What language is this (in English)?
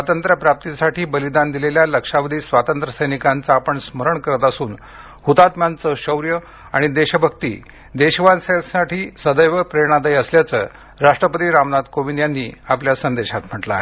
Marathi